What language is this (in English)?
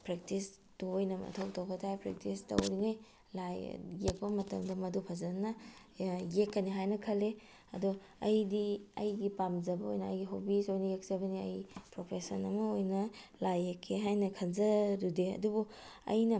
Manipuri